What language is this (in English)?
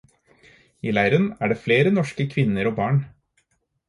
Norwegian Bokmål